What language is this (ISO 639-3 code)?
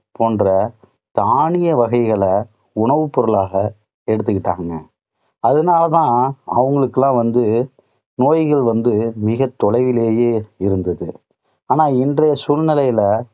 tam